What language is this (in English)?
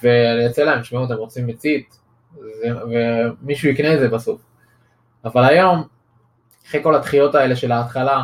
Hebrew